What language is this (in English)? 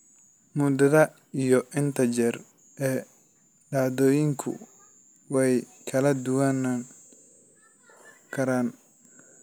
Somali